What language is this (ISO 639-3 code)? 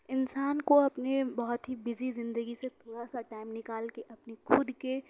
urd